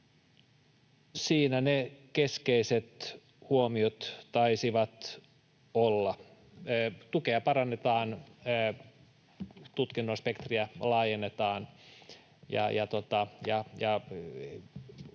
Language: Finnish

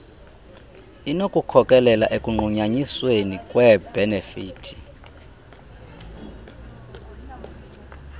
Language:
Xhosa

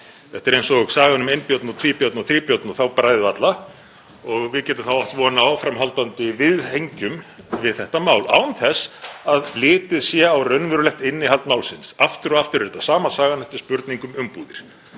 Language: Icelandic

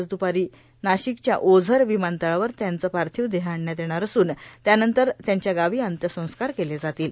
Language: Marathi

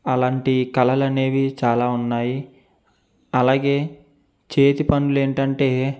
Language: Telugu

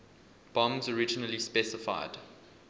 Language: English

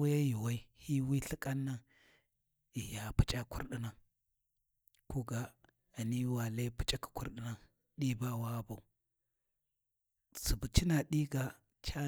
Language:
Warji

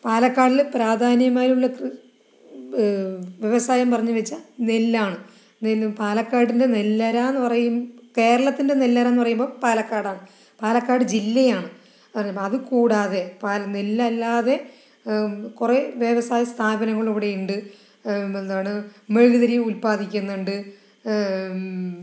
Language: Malayalam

